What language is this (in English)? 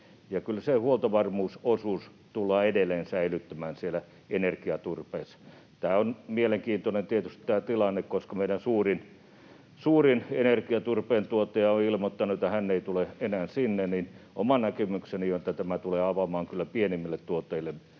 Finnish